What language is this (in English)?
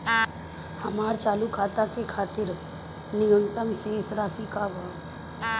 Bhojpuri